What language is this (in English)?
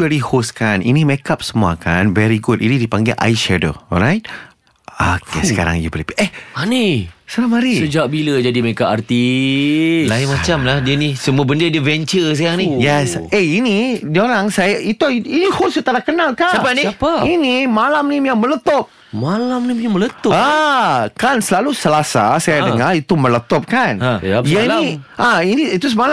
Malay